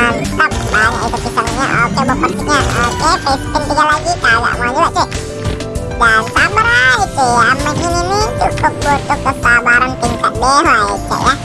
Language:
Indonesian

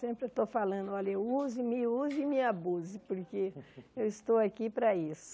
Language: Portuguese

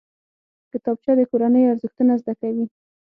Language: Pashto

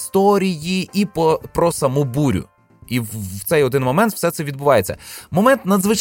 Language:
Ukrainian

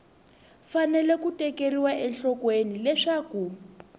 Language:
Tsonga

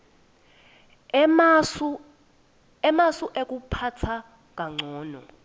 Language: Swati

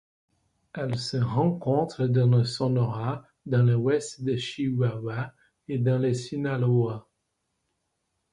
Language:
French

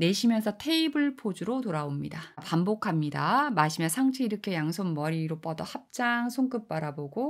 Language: Korean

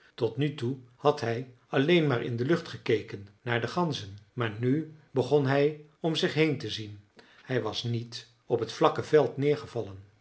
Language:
Dutch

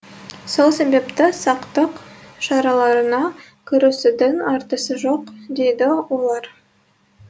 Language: Kazakh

